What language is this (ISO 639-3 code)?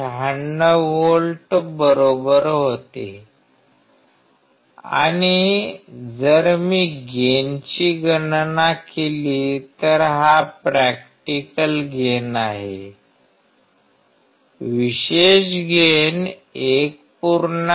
mar